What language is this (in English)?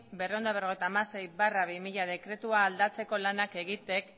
Basque